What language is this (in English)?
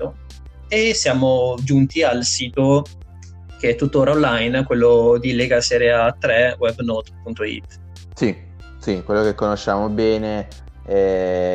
Italian